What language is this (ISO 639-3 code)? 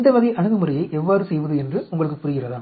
tam